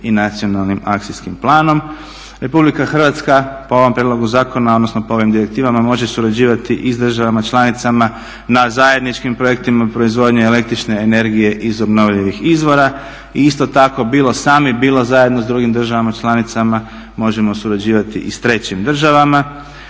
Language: Croatian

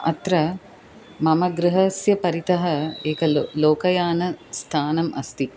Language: Sanskrit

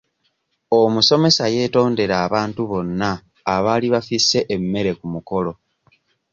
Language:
Ganda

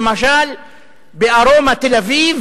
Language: Hebrew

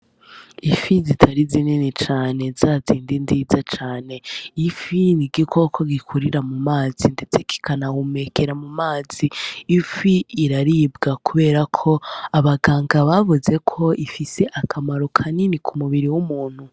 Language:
Rundi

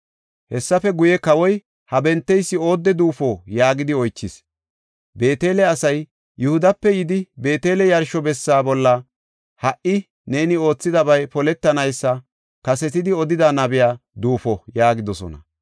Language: Gofa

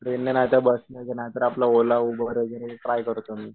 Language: Marathi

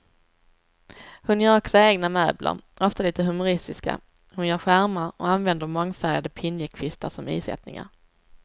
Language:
Swedish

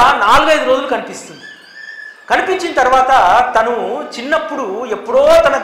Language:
Telugu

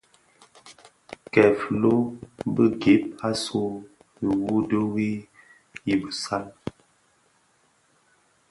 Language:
Bafia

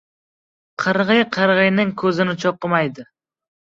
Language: Uzbek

